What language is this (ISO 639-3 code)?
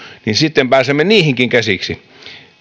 fin